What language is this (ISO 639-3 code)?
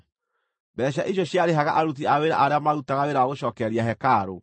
kik